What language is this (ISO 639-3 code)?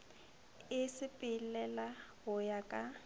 nso